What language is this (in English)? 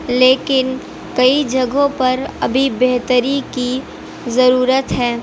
Urdu